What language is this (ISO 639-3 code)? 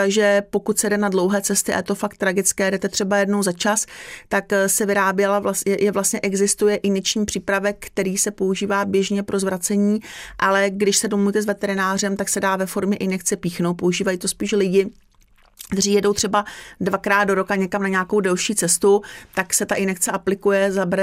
ces